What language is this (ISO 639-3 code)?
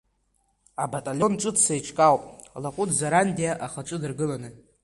abk